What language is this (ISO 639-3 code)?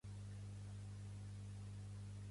cat